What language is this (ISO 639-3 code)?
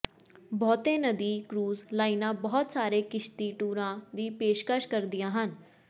pan